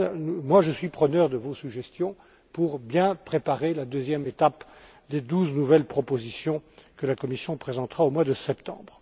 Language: French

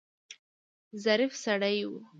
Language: Pashto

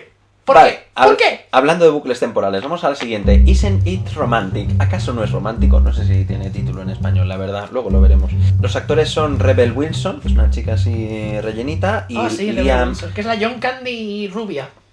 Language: Spanish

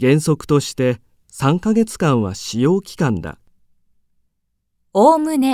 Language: Japanese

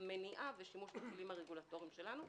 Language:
Hebrew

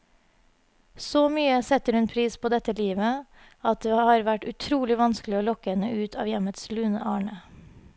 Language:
Norwegian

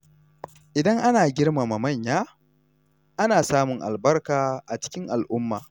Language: Hausa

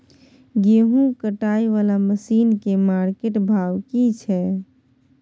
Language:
Maithili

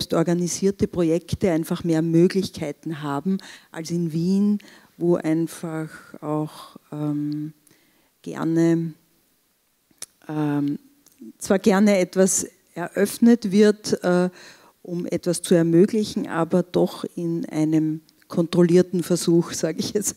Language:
German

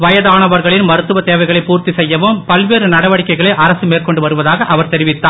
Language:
Tamil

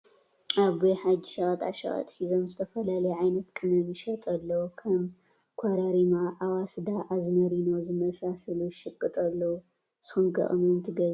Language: Tigrinya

